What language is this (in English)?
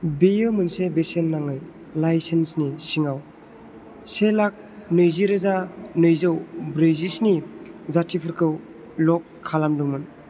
Bodo